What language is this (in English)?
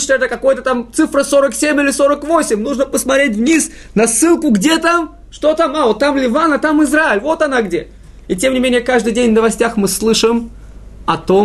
Russian